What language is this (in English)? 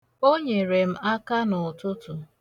Igbo